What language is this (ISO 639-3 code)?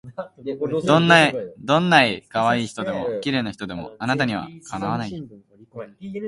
jpn